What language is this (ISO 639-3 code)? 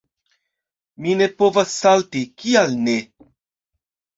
epo